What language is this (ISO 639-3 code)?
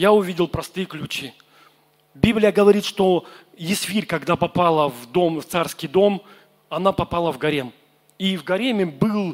rus